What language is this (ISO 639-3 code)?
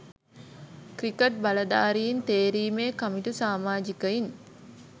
sin